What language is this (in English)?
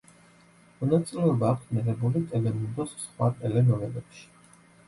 Georgian